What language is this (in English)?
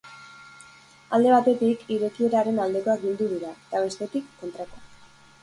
Basque